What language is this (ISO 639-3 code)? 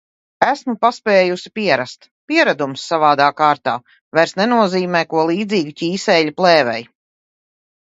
lav